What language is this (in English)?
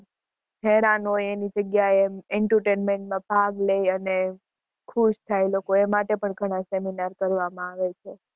Gujarati